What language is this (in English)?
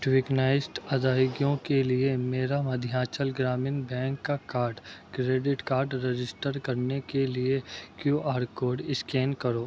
Urdu